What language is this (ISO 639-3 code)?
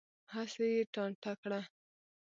pus